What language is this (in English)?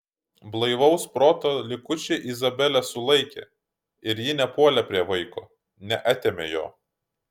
Lithuanian